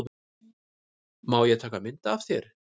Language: Icelandic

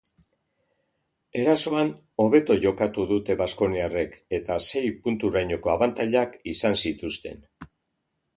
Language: Basque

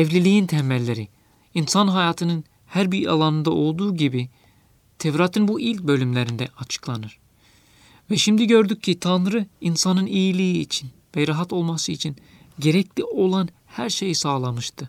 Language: Turkish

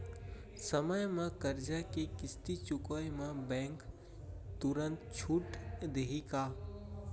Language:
Chhattisgarhi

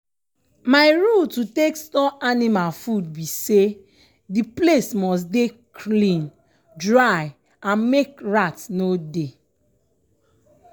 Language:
Nigerian Pidgin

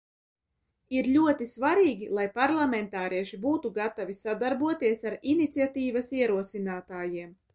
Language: Latvian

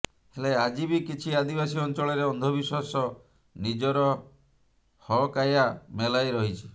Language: Odia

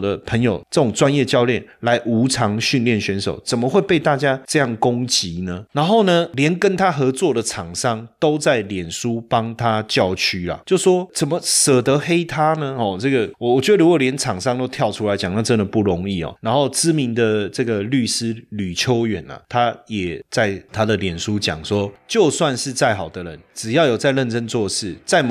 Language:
Chinese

